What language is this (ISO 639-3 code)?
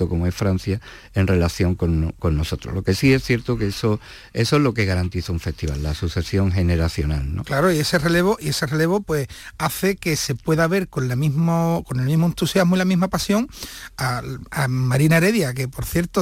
spa